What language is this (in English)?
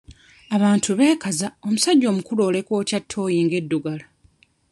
Ganda